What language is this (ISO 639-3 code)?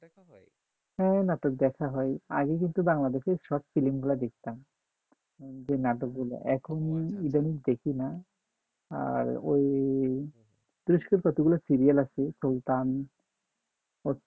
ben